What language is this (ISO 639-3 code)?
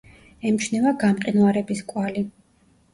kat